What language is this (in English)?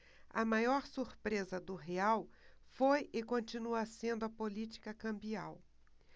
Portuguese